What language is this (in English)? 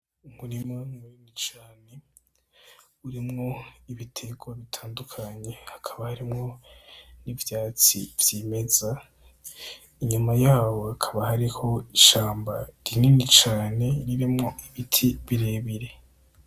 Rundi